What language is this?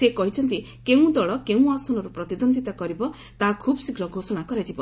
Odia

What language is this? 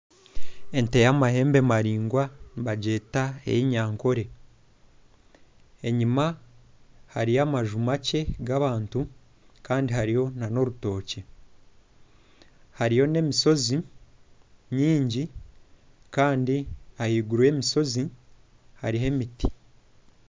Nyankole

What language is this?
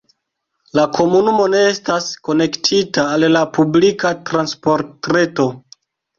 Esperanto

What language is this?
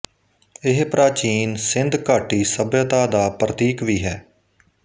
Punjabi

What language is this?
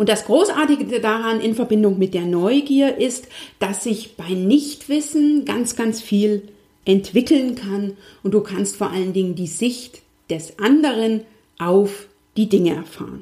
German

